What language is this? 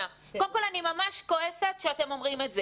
Hebrew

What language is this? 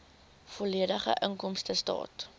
Afrikaans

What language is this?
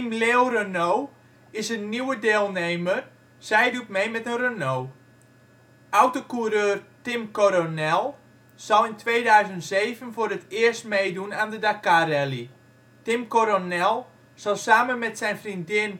Dutch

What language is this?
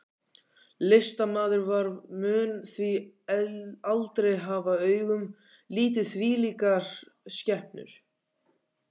Icelandic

